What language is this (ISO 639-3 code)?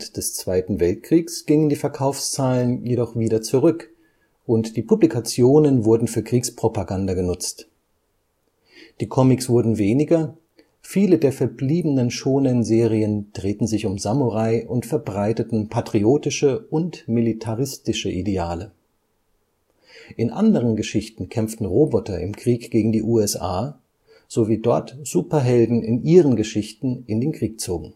deu